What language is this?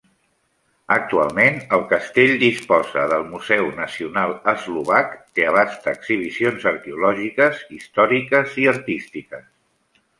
Catalan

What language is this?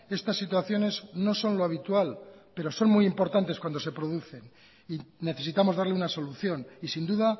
Spanish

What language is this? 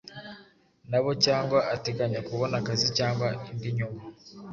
Kinyarwanda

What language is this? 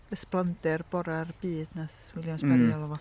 Welsh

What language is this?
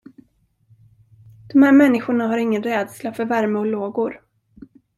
Swedish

